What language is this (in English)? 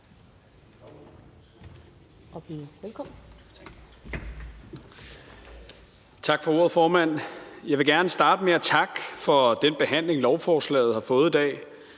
Danish